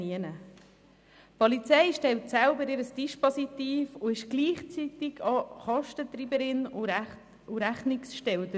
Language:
Swiss German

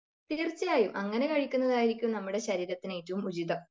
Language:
Malayalam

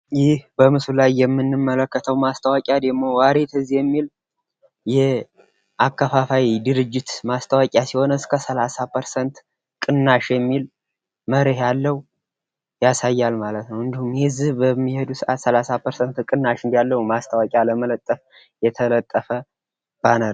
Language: Amharic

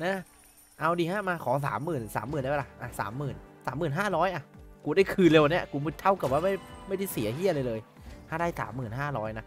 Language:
Thai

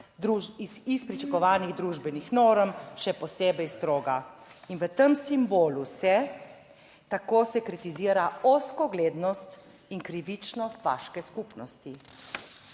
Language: Slovenian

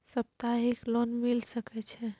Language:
Maithili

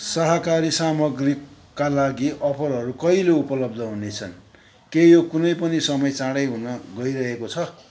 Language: Nepali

